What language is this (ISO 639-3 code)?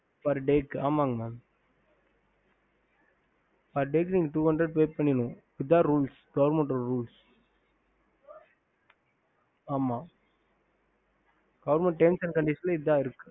tam